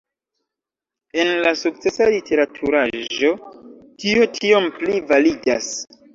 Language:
Esperanto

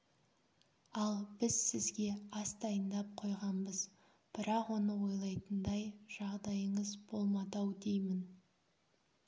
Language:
Kazakh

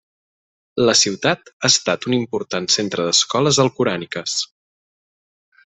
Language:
Catalan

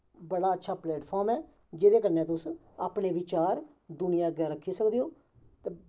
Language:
Dogri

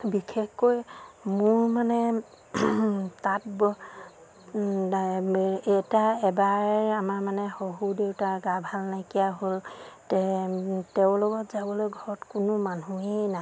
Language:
Assamese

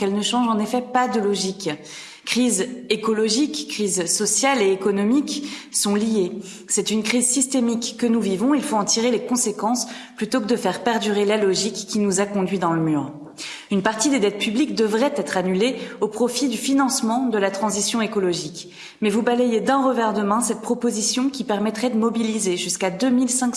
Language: French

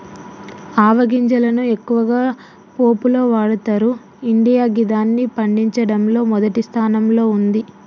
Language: Telugu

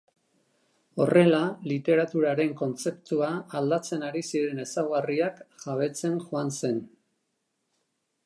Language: Basque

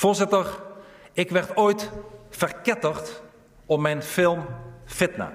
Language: Dutch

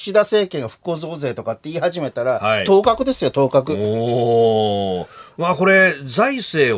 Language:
Japanese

